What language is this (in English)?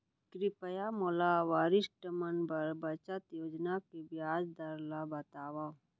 Chhattisgarhi